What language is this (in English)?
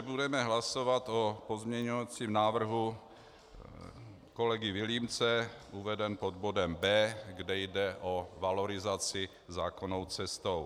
Czech